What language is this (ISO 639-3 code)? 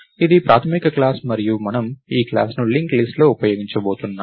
tel